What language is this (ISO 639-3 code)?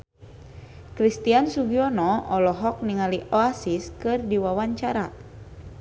sun